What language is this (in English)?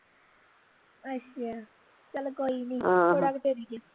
Punjabi